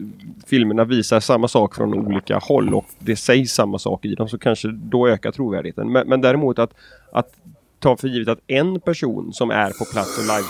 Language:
Swedish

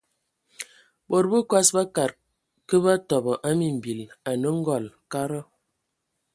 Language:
Ewondo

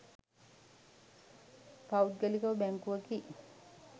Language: Sinhala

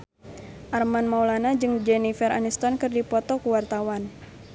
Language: Sundanese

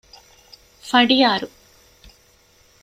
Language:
Divehi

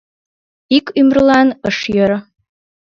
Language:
Mari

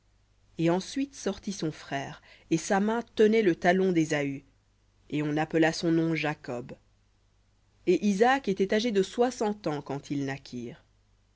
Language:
French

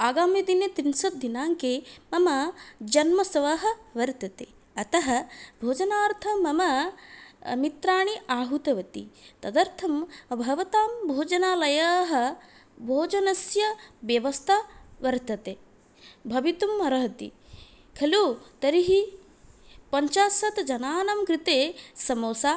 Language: Sanskrit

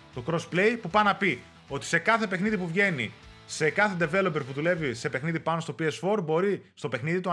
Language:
Greek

